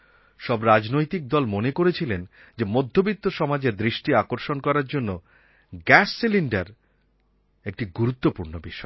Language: Bangla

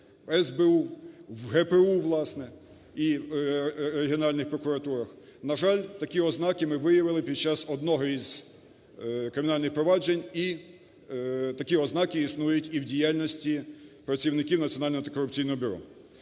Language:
Ukrainian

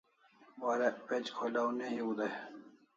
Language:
Kalasha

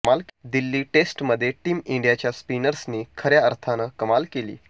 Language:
Marathi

